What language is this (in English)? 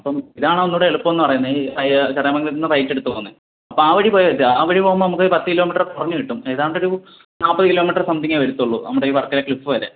Malayalam